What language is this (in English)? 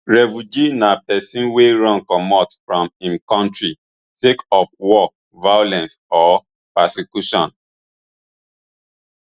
Nigerian Pidgin